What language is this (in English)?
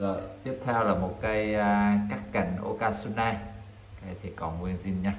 Vietnamese